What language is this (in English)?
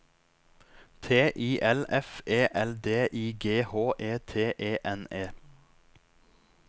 Norwegian